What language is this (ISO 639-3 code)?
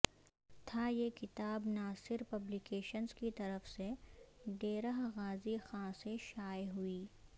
urd